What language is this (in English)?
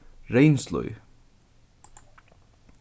Faroese